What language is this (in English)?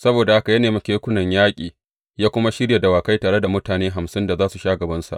Hausa